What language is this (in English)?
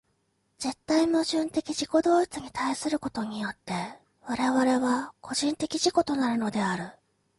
Japanese